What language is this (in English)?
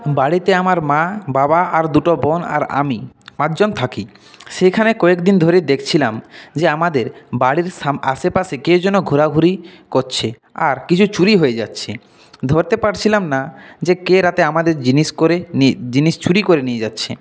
Bangla